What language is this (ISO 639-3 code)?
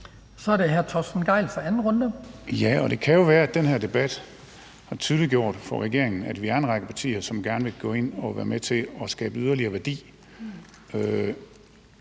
dan